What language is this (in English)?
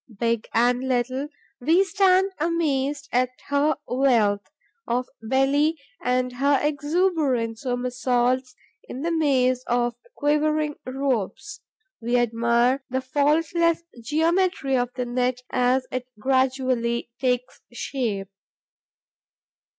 English